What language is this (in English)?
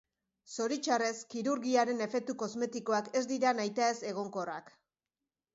Basque